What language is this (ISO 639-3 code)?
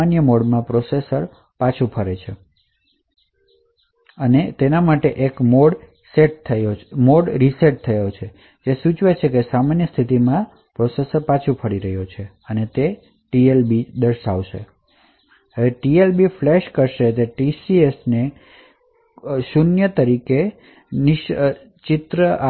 guj